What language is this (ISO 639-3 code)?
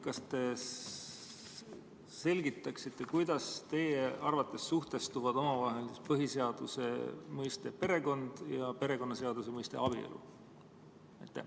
est